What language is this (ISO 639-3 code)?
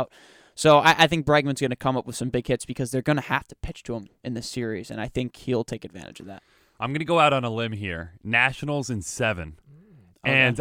eng